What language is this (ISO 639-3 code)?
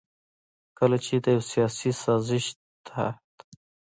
pus